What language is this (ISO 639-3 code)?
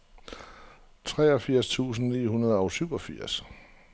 dan